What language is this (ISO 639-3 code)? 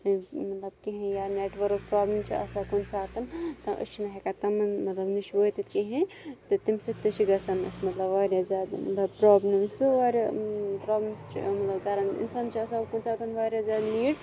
kas